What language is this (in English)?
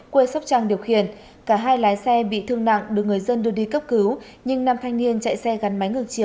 Vietnamese